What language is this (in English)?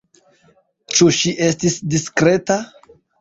Esperanto